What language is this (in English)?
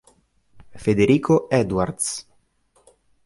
Italian